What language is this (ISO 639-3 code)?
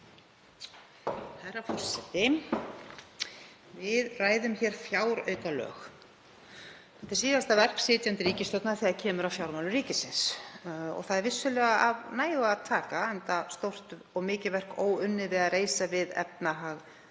isl